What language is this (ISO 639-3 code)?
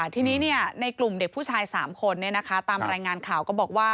tha